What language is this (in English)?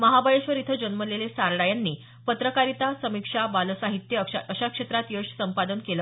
Marathi